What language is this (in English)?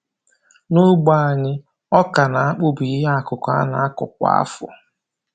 Igbo